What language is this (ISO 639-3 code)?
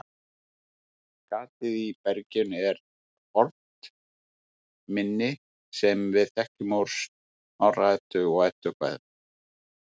isl